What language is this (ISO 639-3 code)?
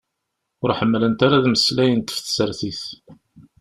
kab